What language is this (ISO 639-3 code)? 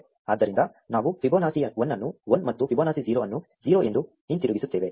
kan